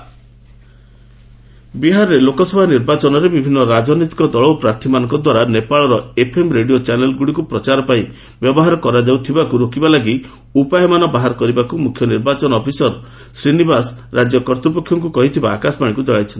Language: Odia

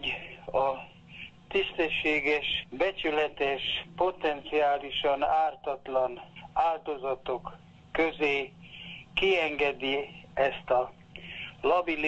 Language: Hungarian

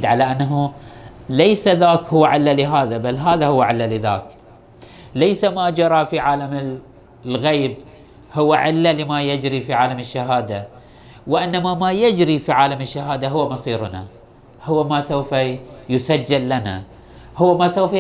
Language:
Arabic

